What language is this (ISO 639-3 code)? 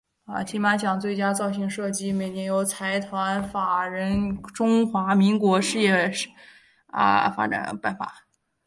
zho